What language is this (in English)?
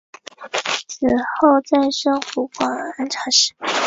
Chinese